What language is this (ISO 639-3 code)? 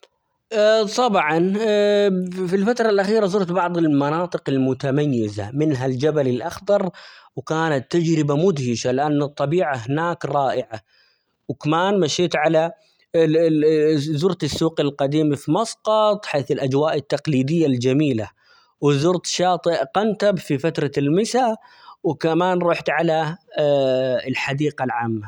acx